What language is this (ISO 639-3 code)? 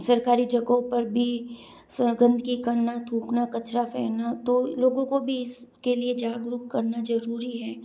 hin